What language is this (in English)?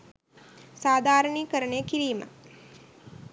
Sinhala